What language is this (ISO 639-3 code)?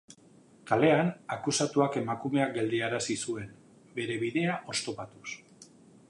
eus